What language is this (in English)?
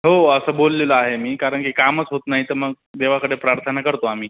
Marathi